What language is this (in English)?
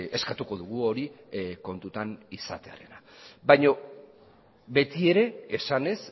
Basque